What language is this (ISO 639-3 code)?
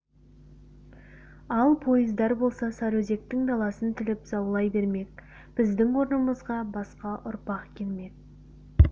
kaz